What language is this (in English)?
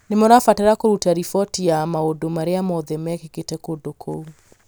Kikuyu